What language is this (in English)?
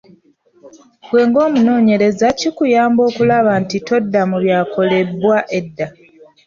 Ganda